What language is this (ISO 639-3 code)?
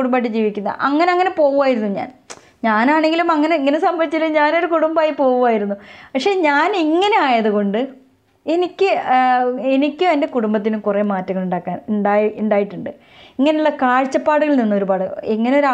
mal